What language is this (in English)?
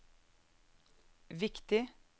Norwegian